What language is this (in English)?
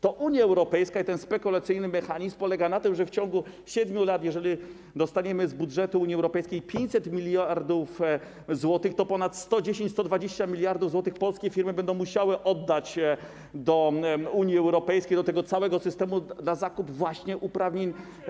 Polish